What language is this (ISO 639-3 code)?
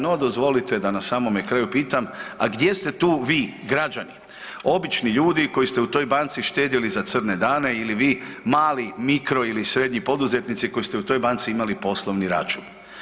hrv